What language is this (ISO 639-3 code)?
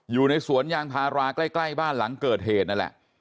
tha